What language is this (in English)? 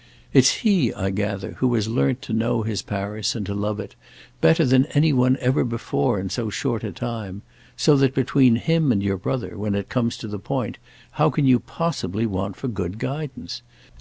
English